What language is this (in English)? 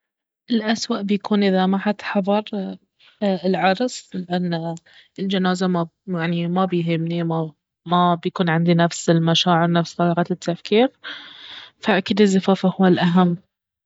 Baharna Arabic